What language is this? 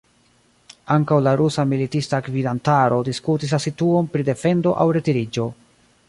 Esperanto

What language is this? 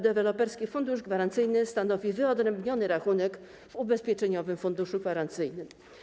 Polish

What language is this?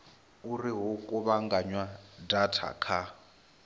Venda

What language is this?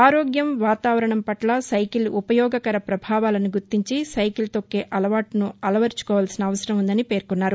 Telugu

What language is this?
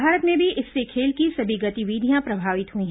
Hindi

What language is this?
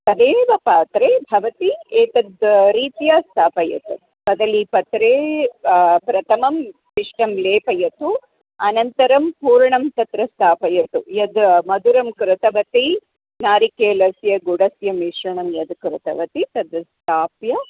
Sanskrit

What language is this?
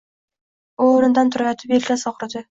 Uzbek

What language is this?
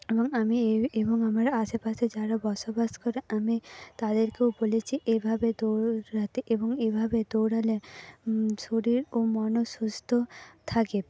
Bangla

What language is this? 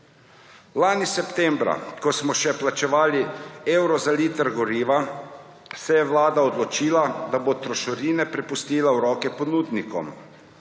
Slovenian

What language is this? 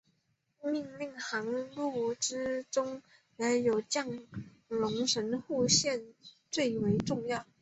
Chinese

